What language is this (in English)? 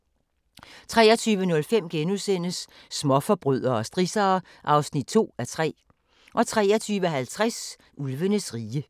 Danish